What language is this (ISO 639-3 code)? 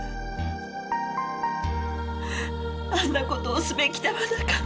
jpn